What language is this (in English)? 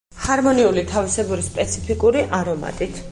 Georgian